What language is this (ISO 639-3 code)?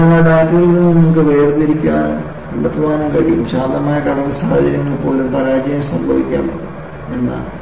mal